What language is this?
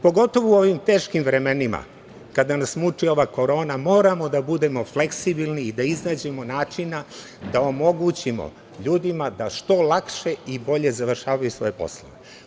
Serbian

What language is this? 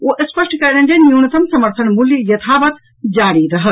Maithili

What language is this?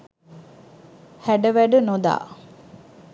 Sinhala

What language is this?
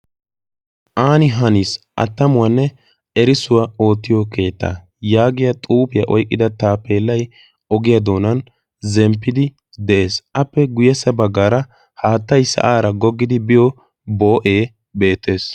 Wolaytta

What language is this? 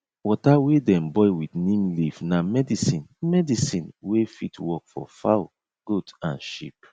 Nigerian Pidgin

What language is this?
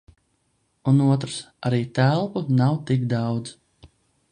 Latvian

